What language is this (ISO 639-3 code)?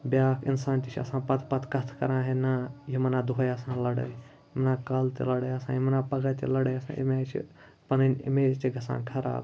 kas